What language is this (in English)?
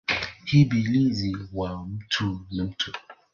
Swahili